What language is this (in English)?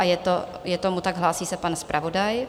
Czech